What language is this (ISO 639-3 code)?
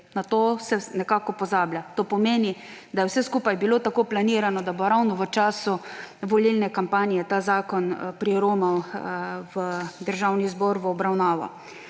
slv